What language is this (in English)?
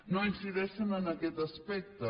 Catalan